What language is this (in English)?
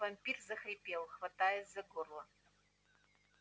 Russian